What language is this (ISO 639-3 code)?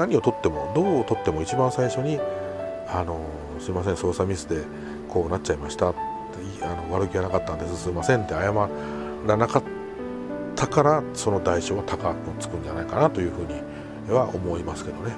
jpn